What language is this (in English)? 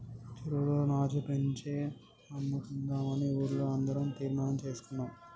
Telugu